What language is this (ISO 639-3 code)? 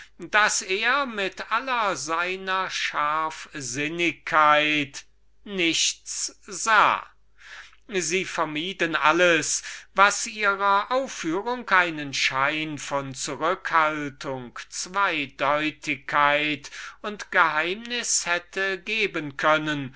deu